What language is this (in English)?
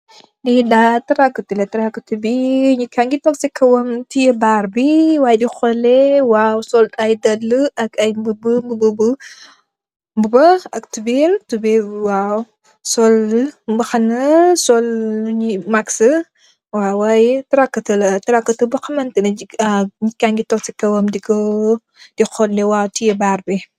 Wolof